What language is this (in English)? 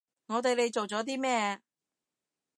Cantonese